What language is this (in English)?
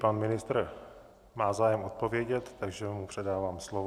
Czech